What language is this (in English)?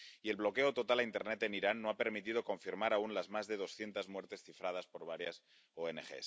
Spanish